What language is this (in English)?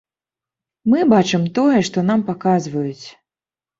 Belarusian